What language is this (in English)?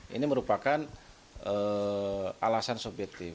Indonesian